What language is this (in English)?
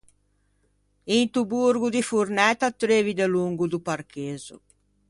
Ligurian